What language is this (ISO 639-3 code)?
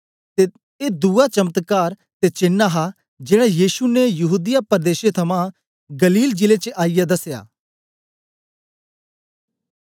doi